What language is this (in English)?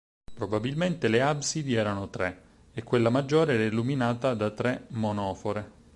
Italian